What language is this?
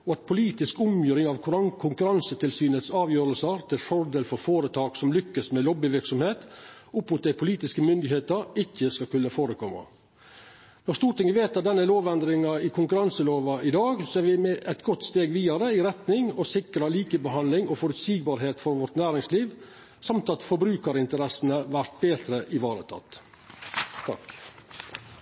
Norwegian Nynorsk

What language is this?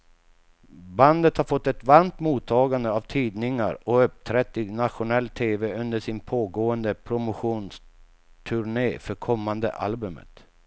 Swedish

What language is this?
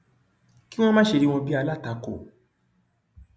Yoruba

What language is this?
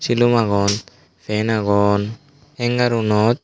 Chakma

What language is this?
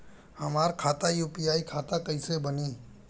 Bhojpuri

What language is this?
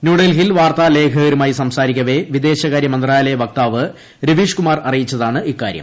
Malayalam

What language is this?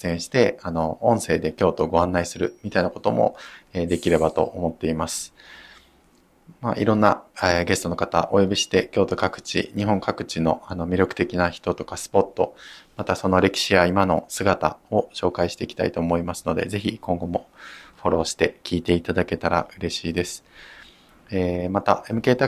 Japanese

